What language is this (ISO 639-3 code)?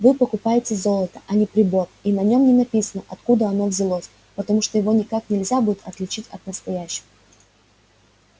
rus